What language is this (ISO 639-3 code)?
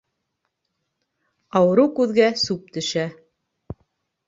bak